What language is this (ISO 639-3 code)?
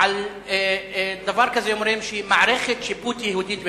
heb